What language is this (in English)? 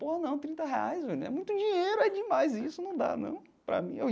Portuguese